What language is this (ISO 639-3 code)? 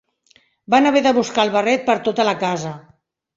cat